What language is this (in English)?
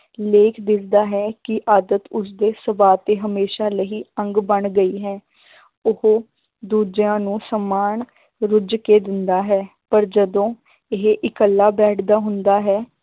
Punjabi